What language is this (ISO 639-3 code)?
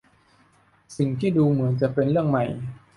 tha